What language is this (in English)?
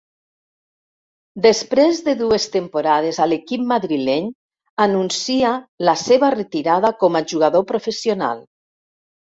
Catalan